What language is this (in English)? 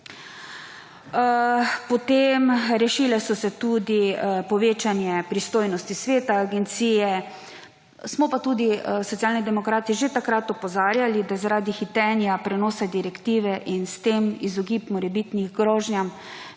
Slovenian